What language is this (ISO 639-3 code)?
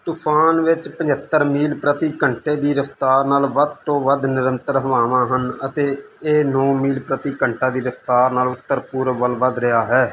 pan